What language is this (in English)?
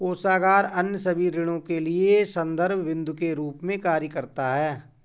Hindi